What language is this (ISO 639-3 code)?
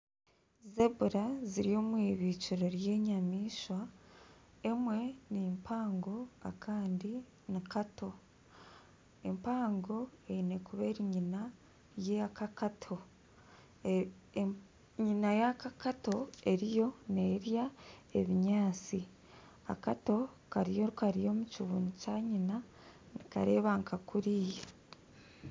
nyn